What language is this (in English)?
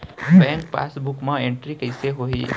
Chhattisgarhi